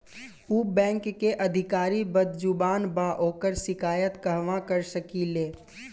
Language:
Bhojpuri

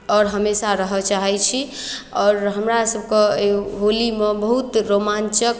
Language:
Maithili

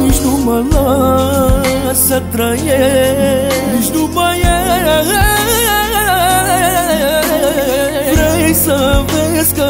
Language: Romanian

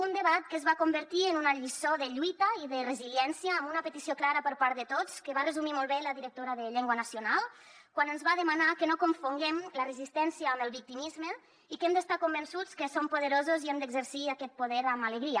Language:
Catalan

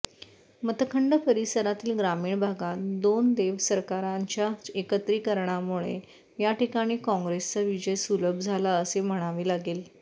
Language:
Marathi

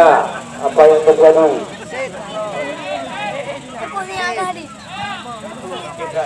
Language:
Indonesian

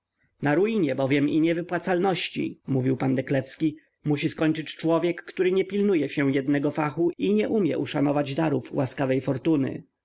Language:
Polish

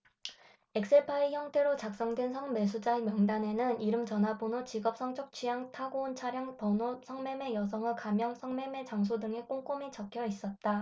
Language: Korean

